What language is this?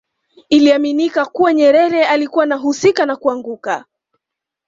Swahili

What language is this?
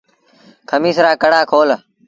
Sindhi Bhil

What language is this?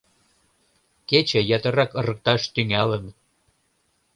Mari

